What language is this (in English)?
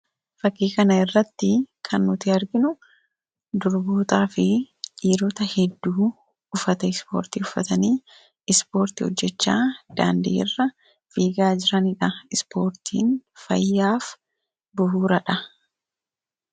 Oromo